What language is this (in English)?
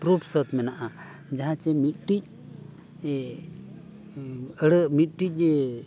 Santali